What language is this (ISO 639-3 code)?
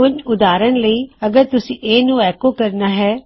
pan